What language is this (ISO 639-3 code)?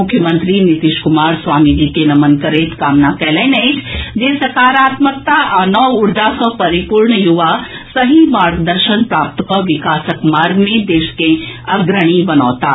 mai